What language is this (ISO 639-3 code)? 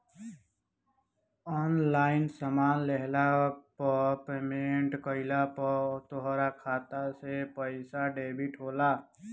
bho